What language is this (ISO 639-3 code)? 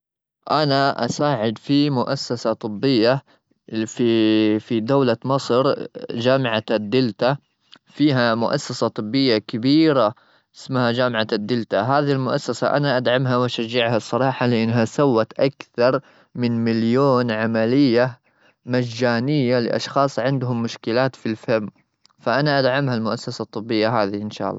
afb